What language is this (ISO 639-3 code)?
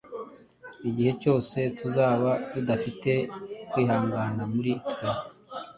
kin